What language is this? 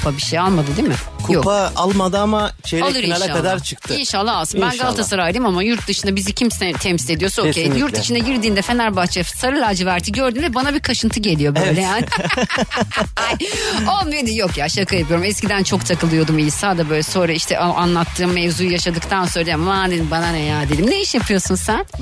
Turkish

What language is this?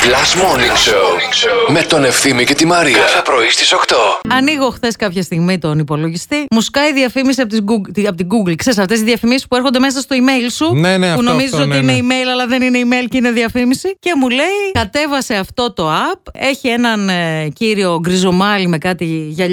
Greek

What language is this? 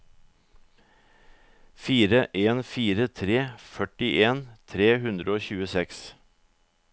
Norwegian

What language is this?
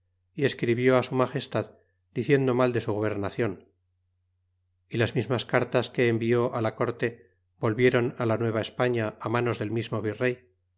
Spanish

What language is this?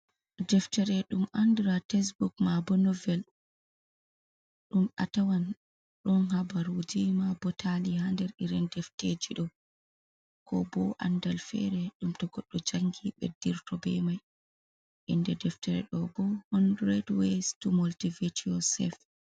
Fula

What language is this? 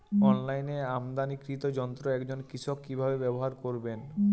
Bangla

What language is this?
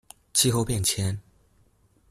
Chinese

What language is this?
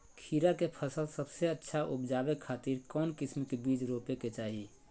Magahi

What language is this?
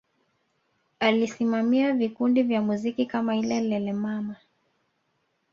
Swahili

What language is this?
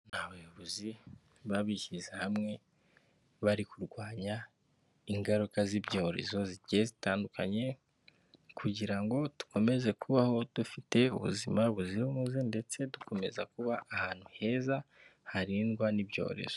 Kinyarwanda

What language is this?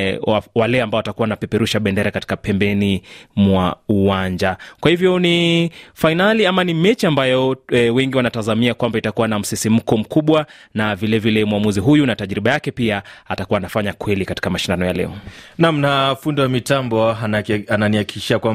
Swahili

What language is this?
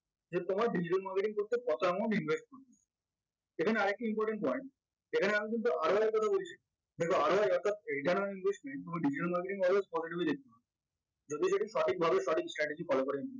Bangla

